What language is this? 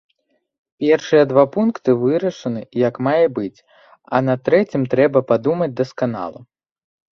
Belarusian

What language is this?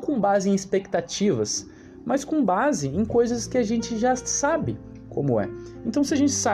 Portuguese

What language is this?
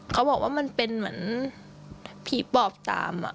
Thai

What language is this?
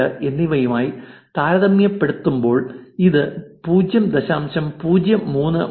Malayalam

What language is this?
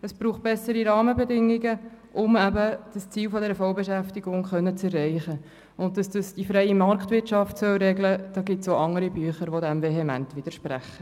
Swiss German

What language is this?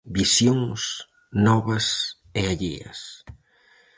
Galician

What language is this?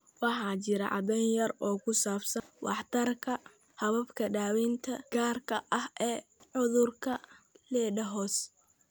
Somali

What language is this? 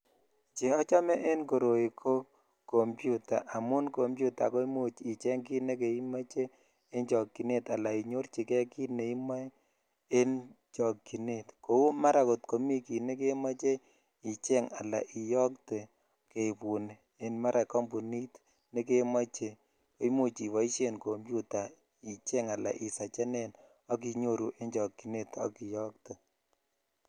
Kalenjin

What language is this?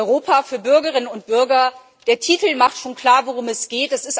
German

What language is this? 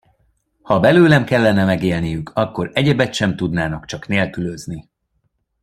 Hungarian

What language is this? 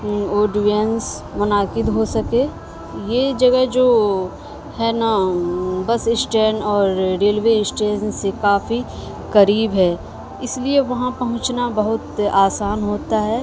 Urdu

